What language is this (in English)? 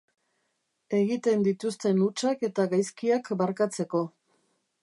Basque